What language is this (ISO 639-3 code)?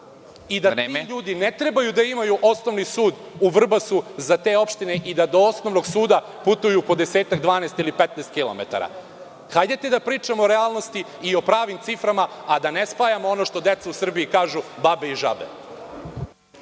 srp